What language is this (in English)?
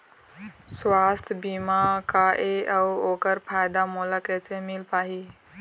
Chhattisgarhi